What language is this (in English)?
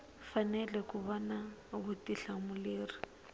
Tsonga